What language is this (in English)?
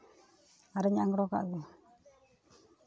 Santali